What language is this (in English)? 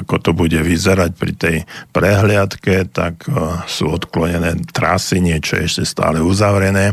Slovak